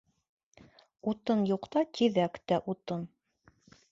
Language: Bashkir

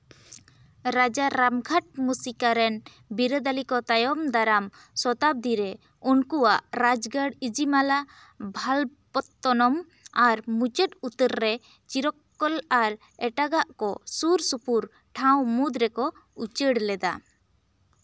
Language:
Santali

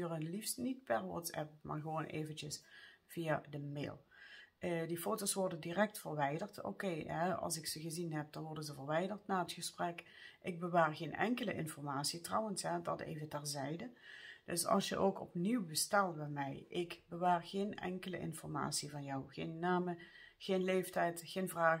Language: Dutch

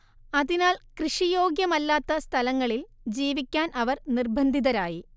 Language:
Malayalam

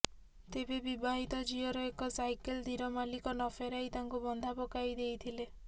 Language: Odia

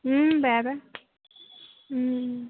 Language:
Assamese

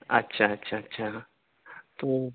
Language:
Urdu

